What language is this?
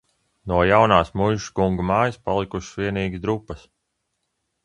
Latvian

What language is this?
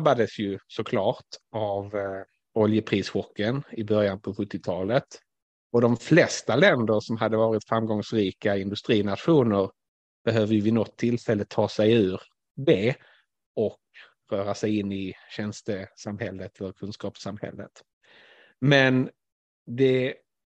Swedish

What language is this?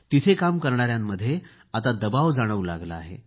Marathi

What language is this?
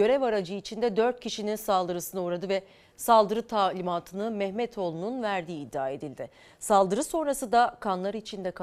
Turkish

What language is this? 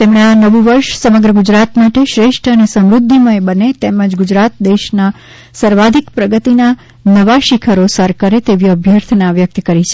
Gujarati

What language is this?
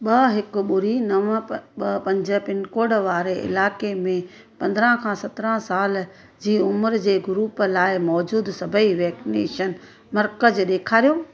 Sindhi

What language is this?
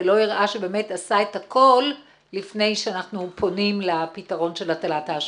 Hebrew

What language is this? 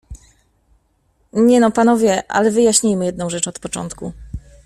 Polish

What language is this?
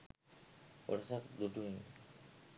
Sinhala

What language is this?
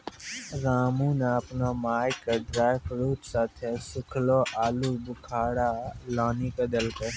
Maithili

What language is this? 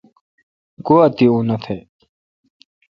Kalkoti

